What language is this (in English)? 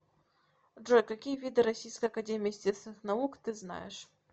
Russian